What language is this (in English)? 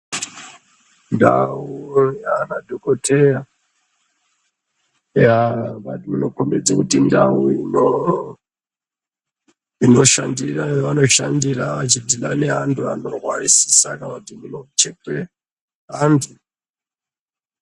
Ndau